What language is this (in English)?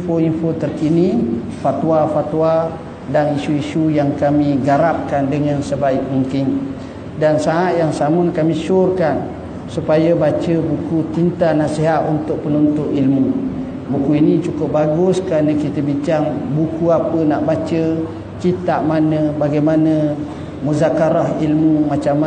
Malay